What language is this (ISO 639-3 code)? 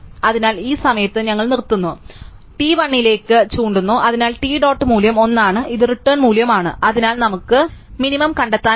mal